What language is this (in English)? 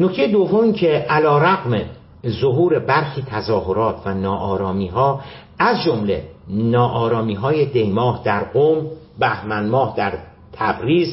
Persian